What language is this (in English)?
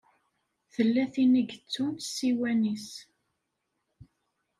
Kabyle